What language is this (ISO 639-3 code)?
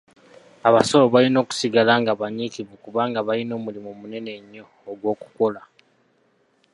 lug